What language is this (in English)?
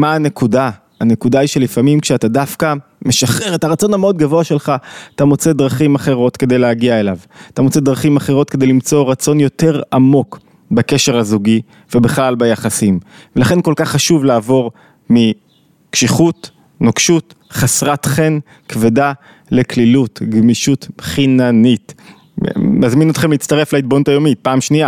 Hebrew